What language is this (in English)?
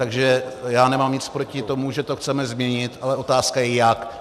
Czech